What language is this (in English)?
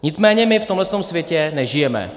Czech